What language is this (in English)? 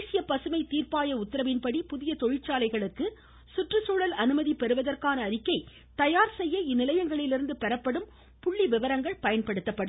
Tamil